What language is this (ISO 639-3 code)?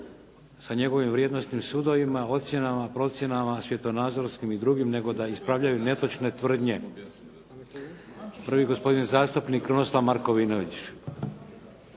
hrv